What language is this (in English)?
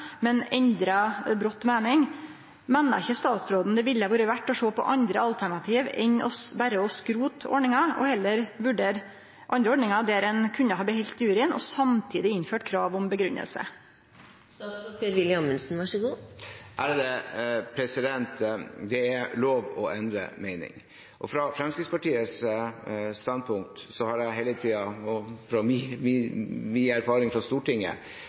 Norwegian